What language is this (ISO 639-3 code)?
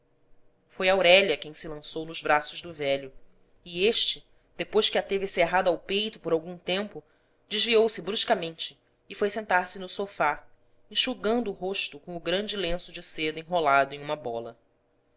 por